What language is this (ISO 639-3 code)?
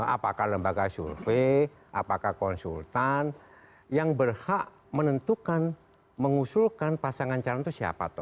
ind